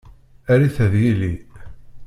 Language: Kabyle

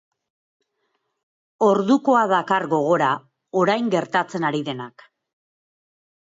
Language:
Basque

